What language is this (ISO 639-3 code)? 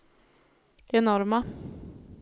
swe